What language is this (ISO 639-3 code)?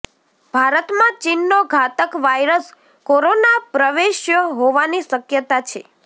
guj